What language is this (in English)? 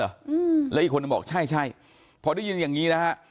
Thai